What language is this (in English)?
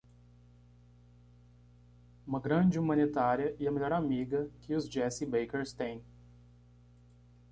Portuguese